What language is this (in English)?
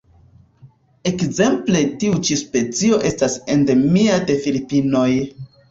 Esperanto